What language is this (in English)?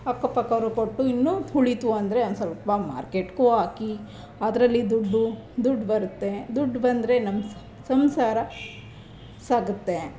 Kannada